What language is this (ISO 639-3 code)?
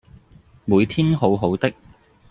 yue